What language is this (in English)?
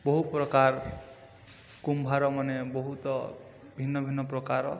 Odia